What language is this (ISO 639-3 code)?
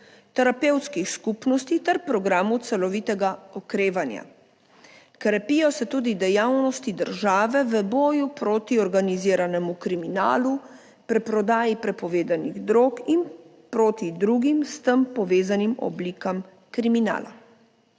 slv